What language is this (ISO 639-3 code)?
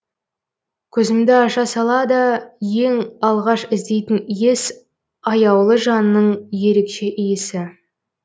kaz